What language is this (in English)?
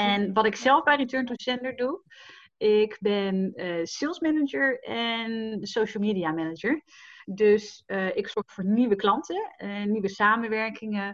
Dutch